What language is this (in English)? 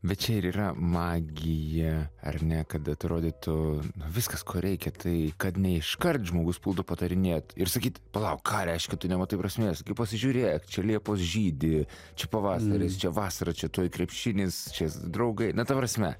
Lithuanian